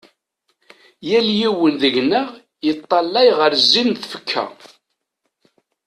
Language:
Kabyle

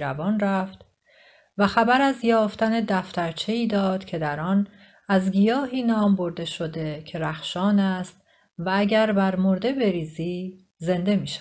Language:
Persian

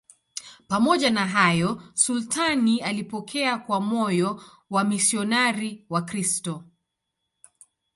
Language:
Swahili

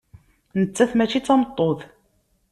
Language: Kabyle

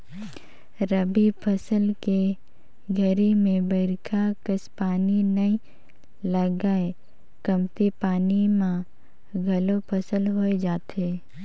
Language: Chhattisgarhi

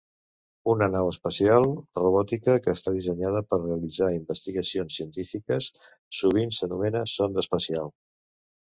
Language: Catalan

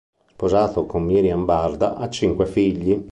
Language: Italian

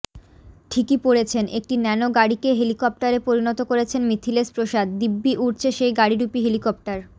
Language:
Bangla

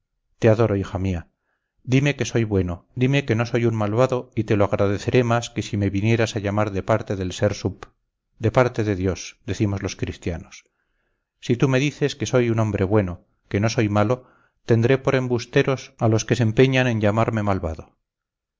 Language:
Spanish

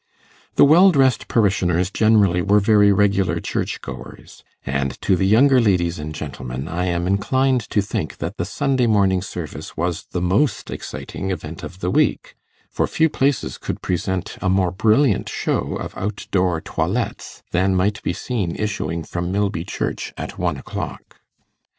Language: English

